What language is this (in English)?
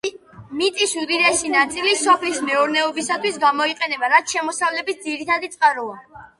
Georgian